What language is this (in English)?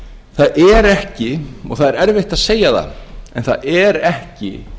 Icelandic